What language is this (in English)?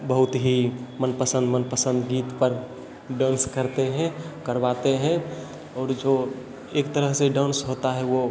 Hindi